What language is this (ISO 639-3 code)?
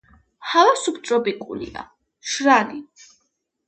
kat